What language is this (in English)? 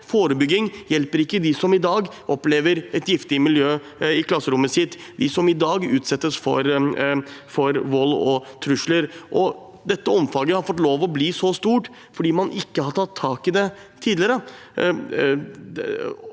Norwegian